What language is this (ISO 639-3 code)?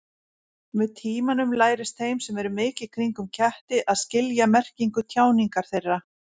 isl